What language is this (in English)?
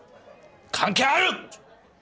Japanese